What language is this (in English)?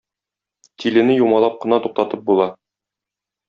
Tatar